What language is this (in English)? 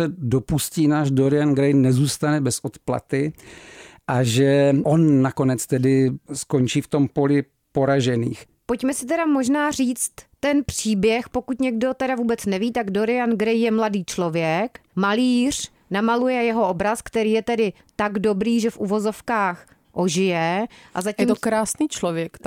Czech